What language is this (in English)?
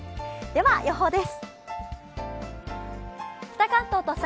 Japanese